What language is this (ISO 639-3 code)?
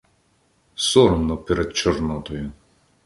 ukr